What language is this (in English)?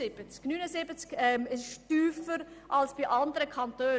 Swiss German